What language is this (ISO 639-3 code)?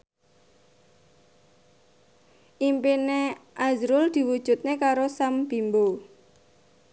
jav